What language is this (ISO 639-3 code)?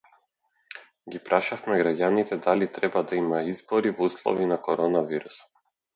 mkd